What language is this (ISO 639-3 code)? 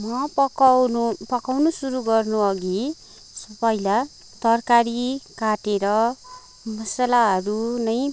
nep